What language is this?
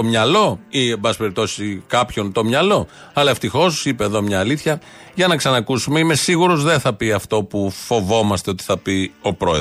Greek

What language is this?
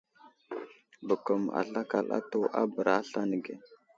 Wuzlam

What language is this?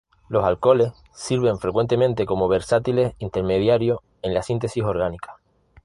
Spanish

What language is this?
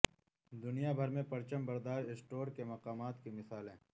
Urdu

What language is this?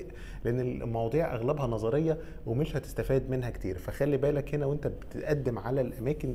Arabic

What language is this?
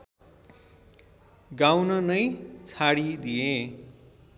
Nepali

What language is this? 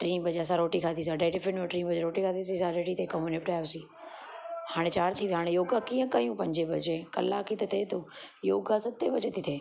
Sindhi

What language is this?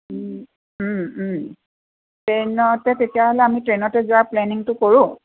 Assamese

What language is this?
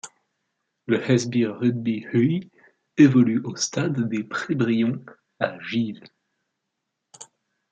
French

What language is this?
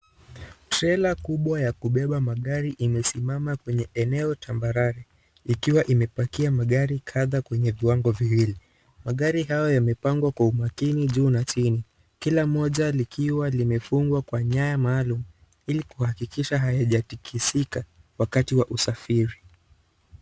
Swahili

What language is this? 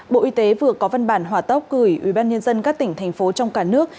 Vietnamese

